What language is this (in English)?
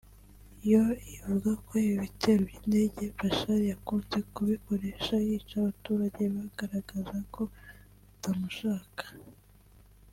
Kinyarwanda